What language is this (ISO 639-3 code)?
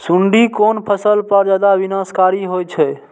mai